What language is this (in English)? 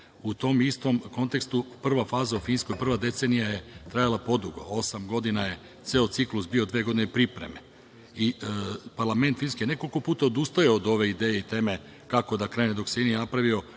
Serbian